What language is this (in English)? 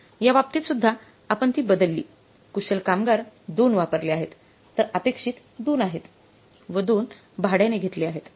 Marathi